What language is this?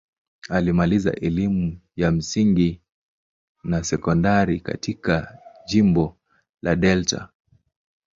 Swahili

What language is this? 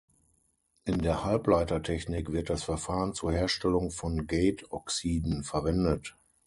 German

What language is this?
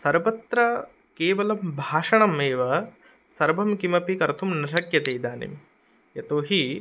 Sanskrit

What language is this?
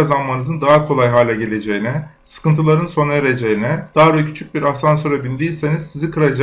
Turkish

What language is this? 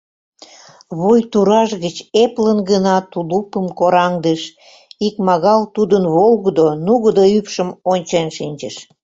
Mari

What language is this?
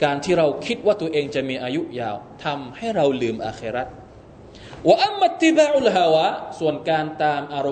Thai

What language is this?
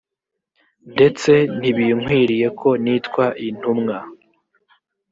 Kinyarwanda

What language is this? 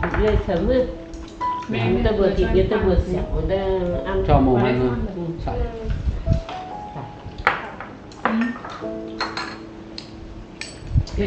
Vietnamese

